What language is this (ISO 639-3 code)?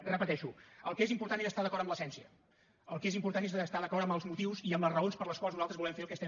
cat